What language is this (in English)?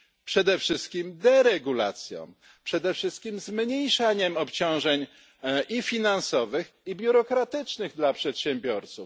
Polish